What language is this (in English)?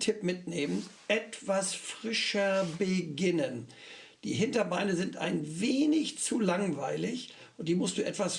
German